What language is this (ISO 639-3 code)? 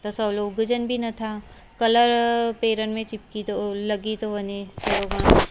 snd